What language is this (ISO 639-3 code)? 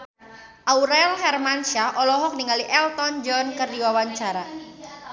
sun